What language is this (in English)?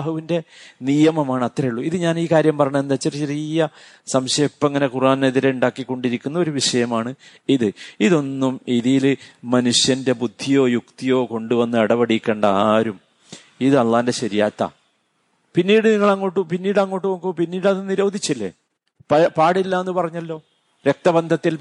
Malayalam